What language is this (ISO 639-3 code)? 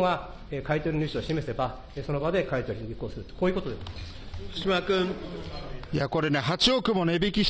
jpn